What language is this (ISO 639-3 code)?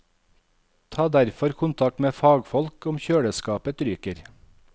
nor